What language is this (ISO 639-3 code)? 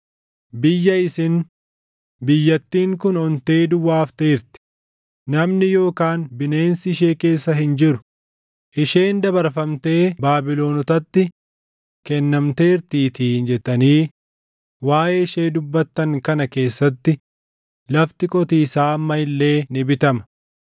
orm